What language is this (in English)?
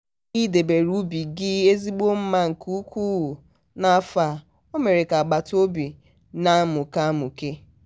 Igbo